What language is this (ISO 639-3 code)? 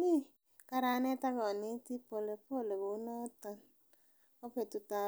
kln